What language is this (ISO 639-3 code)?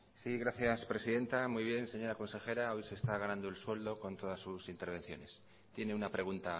spa